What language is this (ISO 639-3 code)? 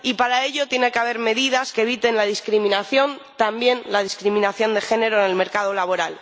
spa